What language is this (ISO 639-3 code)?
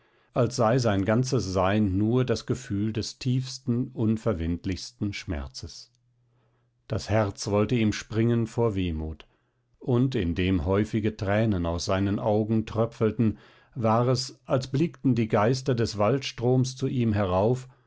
deu